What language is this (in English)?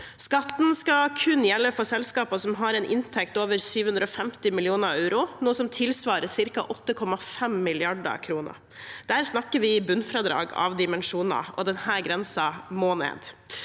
Norwegian